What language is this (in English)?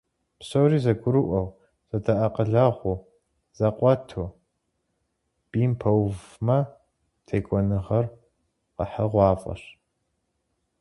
Kabardian